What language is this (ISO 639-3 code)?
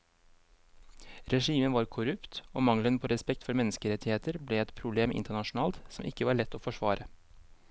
nor